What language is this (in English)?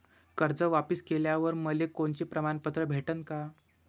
Marathi